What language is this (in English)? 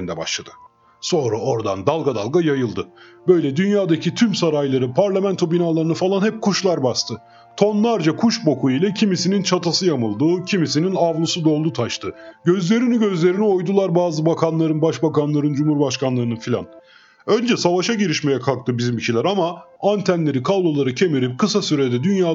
Turkish